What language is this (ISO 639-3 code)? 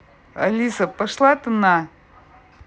rus